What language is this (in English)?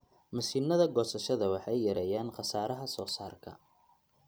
Somali